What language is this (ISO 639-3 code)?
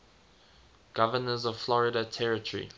eng